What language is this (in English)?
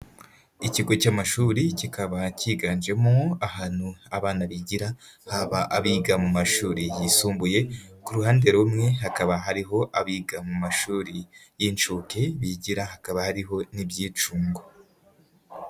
Kinyarwanda